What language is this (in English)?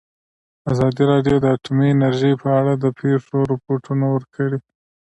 Pashto